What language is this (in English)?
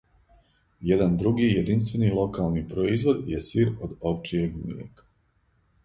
Serbian